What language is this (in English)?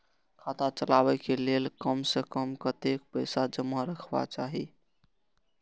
Maithili